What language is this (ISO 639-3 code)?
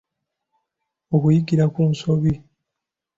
lug